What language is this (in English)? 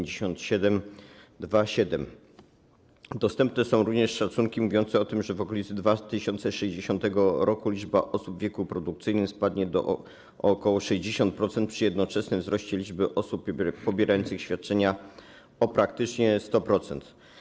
Polish